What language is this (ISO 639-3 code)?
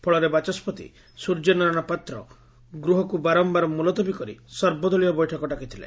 ori